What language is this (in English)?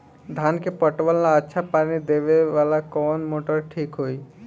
Bhojpuri